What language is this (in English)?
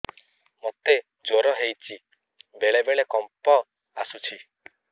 Odia